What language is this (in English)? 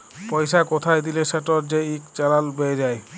Bangla